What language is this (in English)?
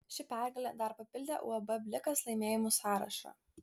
Lithuanian